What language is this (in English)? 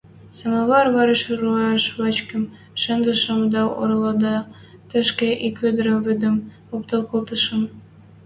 Western Mari